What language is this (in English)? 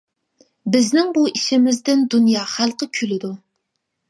Uyghur